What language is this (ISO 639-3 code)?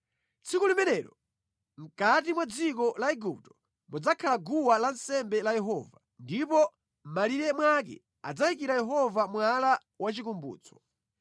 nya